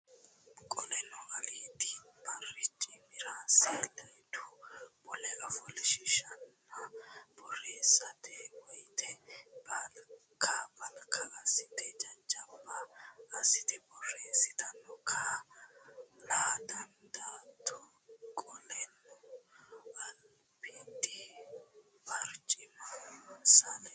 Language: Sidamo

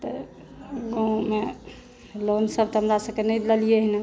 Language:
Maithili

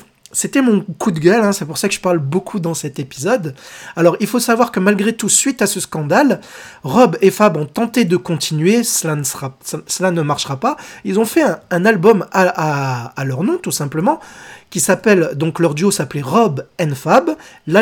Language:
French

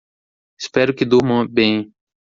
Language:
Portuguese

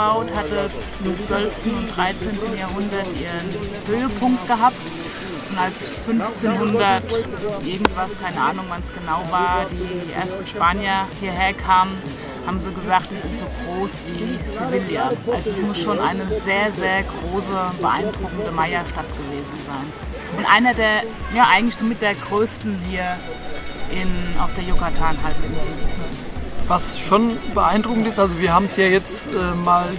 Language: German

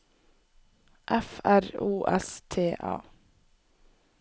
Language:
Norwegian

